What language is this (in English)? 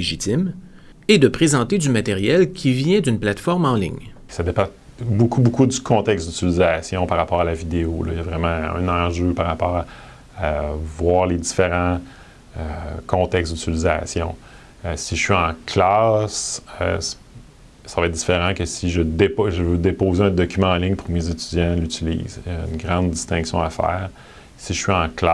French